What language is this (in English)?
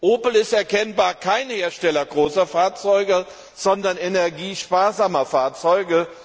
German